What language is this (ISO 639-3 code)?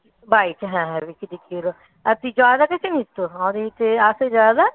ben